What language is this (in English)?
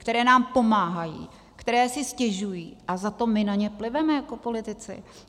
Czech